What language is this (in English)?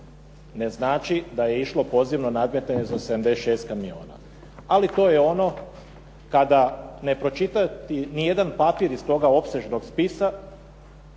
Croatian